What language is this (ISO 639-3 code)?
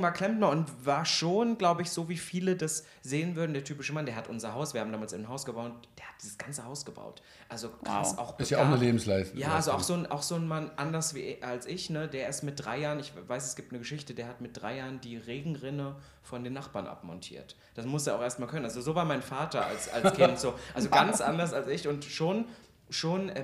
deu